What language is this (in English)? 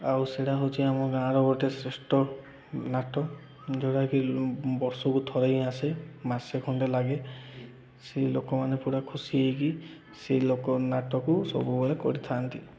Odia